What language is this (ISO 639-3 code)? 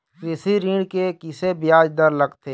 hne